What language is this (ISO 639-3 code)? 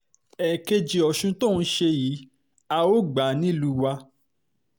yor